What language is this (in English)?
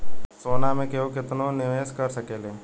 Bhojpuri